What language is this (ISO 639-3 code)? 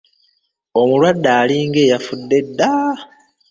lug